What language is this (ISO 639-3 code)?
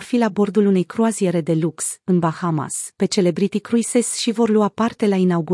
ron